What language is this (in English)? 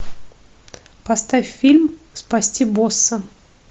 Russian